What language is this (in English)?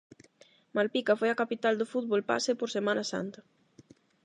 Galician